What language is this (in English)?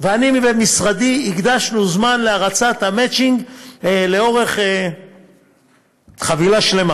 Hebrew